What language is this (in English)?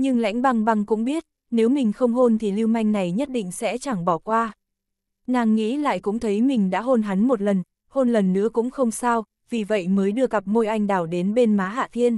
Vietnamese